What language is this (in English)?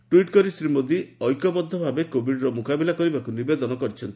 Odia